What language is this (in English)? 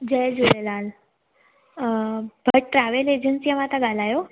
Sindhi